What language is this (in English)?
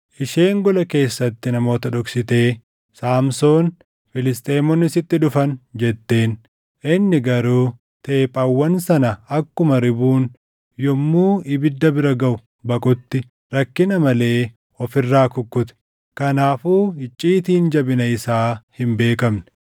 Oromo